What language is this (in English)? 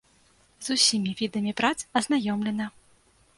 Belarusian